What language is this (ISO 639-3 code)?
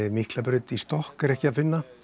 isl